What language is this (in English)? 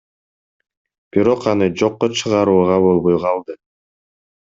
Kyrgyz